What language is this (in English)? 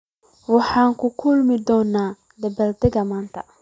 Somali